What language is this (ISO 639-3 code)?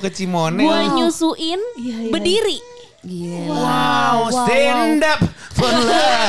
ind